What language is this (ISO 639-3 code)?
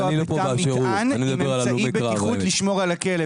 heb